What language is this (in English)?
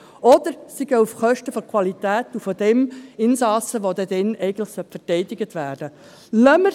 Swiss German